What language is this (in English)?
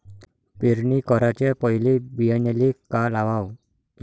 Marathi